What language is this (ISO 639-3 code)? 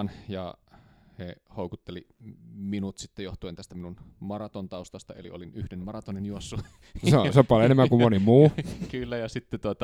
fin